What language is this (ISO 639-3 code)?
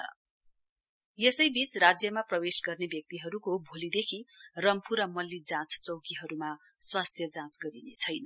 nep